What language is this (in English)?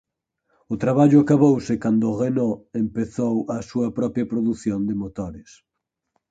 Galician